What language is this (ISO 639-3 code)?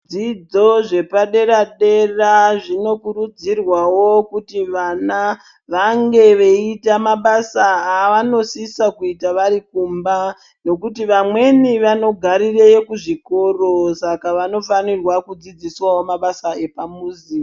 ndc